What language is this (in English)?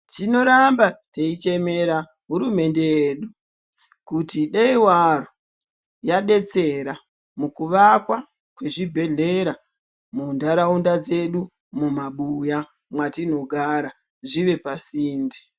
Ndau